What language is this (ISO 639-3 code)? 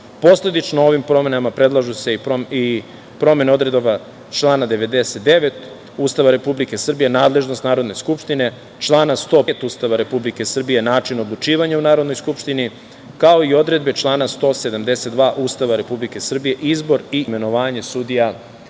srp